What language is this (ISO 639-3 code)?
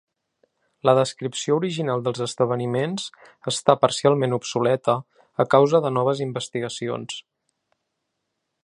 cat